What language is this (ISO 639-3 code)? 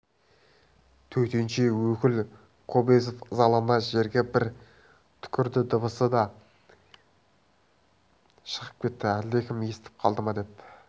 kaz